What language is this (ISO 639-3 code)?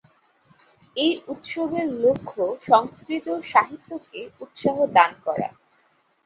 ben